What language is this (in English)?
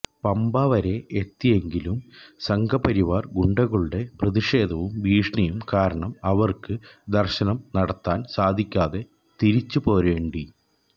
Malayalam